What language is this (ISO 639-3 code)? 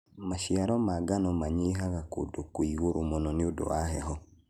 kik